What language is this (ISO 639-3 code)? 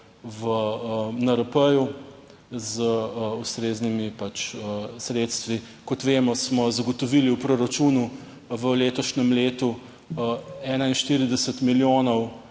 slv